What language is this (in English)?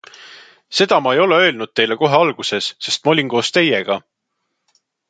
Estonian